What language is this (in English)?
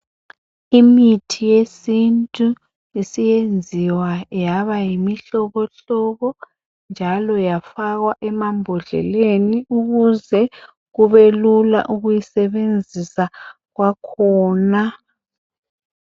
North Ndebele